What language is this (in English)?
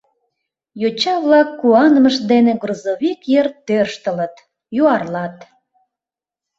Mari